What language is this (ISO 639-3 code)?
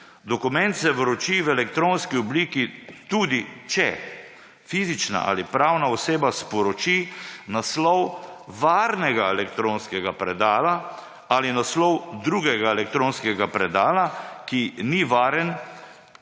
slv